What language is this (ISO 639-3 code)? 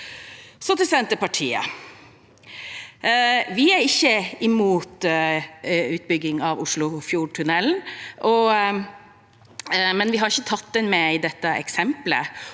nor